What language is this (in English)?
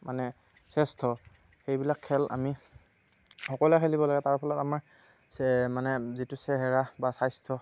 Assamese